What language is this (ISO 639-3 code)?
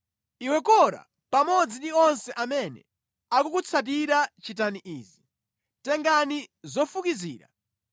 nya